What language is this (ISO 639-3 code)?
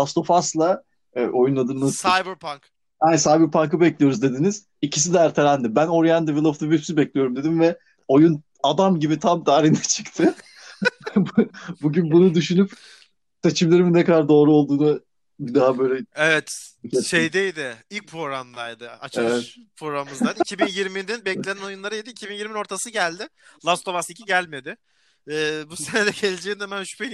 tur